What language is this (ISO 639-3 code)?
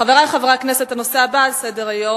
heb